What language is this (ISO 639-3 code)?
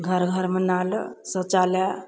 mai